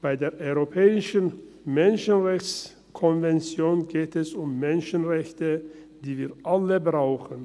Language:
Swiss German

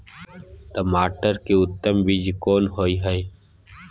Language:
Maithili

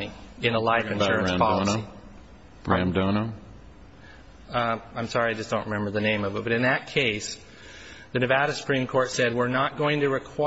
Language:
English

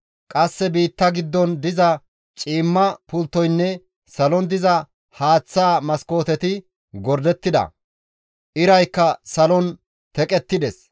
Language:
Gamo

